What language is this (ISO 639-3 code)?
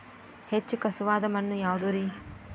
kan